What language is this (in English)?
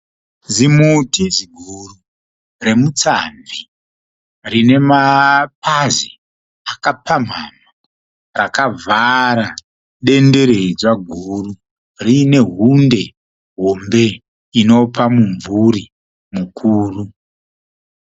Shona